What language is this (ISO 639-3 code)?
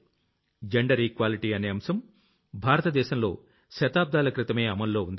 tel